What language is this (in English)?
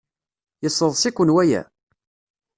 Kabyle